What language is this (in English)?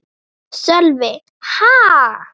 Icelandic